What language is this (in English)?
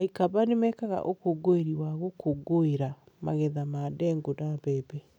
Kikuyu